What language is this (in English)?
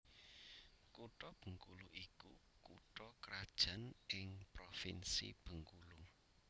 Javanese